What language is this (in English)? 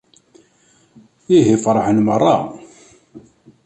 Kabyle